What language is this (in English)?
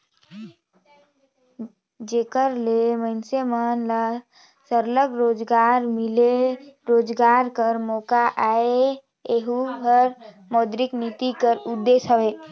Chhattisgarhi